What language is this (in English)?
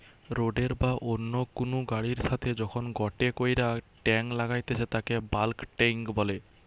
Bangla